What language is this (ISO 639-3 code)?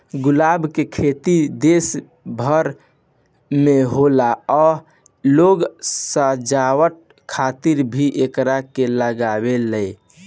bho